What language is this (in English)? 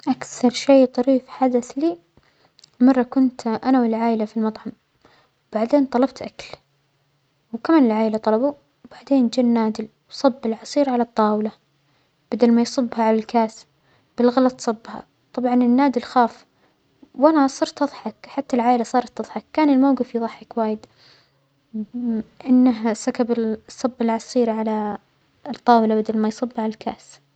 Omani Arabic